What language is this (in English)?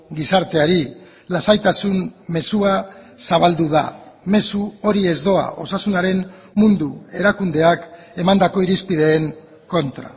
Basque